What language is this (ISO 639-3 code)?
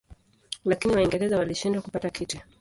swa